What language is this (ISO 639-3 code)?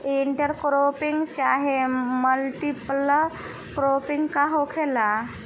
bho